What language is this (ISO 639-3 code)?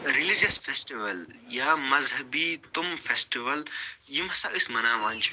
kas